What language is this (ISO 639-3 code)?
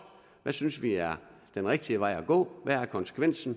dan